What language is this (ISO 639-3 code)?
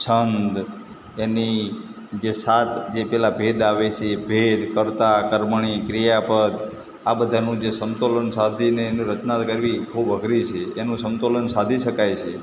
guj